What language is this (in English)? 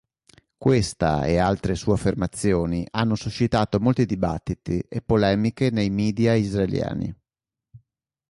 Italian